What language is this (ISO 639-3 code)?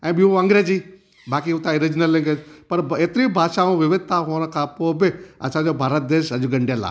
snd